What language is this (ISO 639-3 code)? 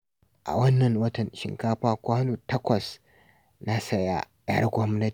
hau